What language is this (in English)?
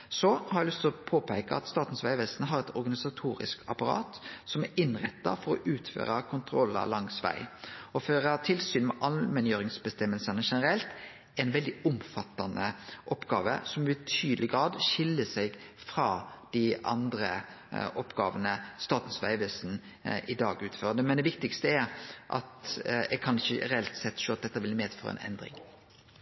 Norwegian Nynorsk